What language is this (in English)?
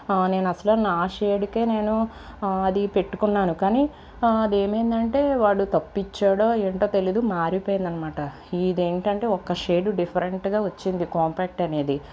Telugu